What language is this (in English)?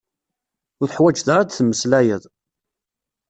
Kabyle